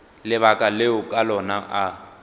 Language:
Northern Sotho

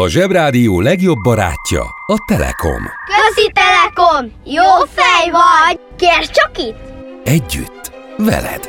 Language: Hungarian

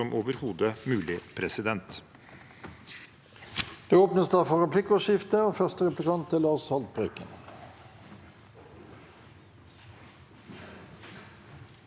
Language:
Norwegian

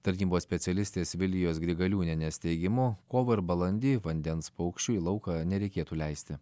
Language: Lithuanian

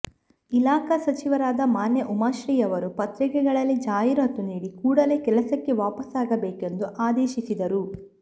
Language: Kannada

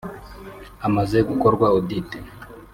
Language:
Kinyarwanda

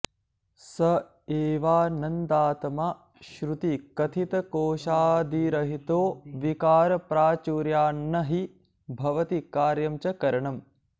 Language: Sanskrit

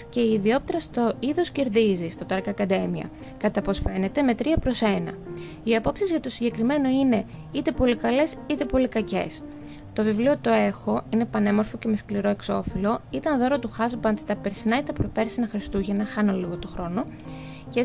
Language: Greek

